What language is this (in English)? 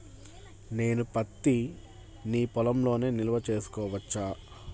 Telugu